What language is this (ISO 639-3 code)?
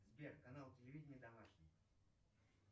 rus